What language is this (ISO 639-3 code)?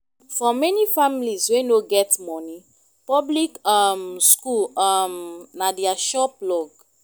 pcm